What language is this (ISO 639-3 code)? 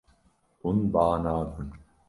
kur